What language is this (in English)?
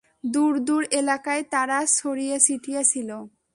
Bangla